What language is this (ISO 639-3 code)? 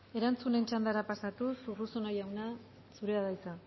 eus